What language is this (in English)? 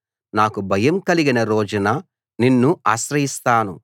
Telugu